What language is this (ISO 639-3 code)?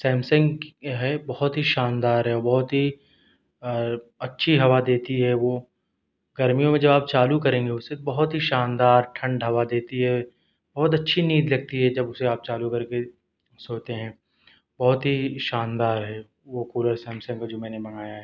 urd